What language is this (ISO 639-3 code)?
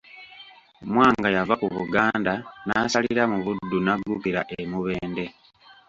lug